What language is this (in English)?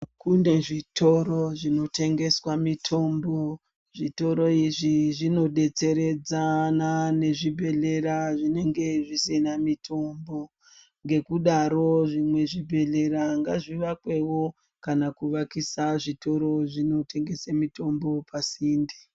Ndau